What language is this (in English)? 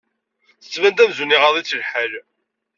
Kabyle